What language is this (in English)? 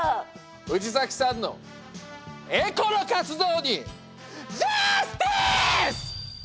Japanese